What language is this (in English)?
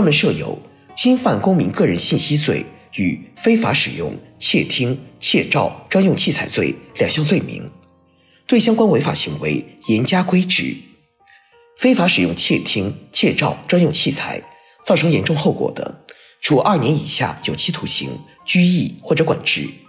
Chinese